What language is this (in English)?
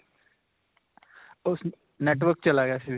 Punjabi